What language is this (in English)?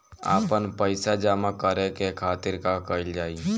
Bhojpuri